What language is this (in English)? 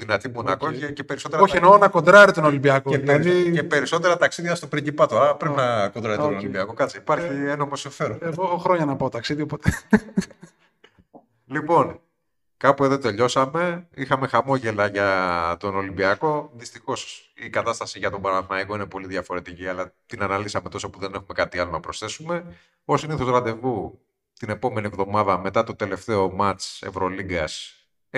Greek